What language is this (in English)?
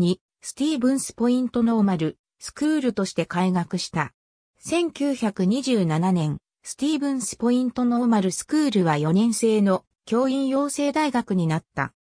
Japanese